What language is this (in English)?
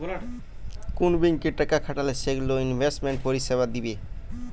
Bangla